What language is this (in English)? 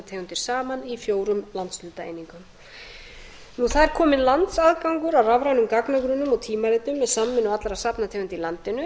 Icelandic